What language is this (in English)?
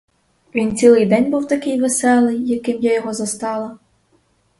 Ukrainian